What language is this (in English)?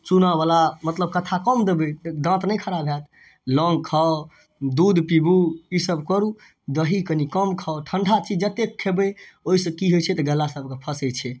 Maithili